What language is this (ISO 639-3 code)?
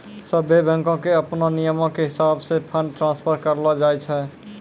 mai